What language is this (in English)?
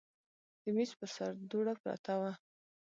Pashto